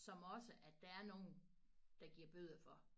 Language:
Danish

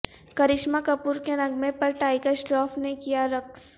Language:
Urdu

